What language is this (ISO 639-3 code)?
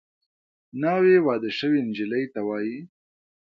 pus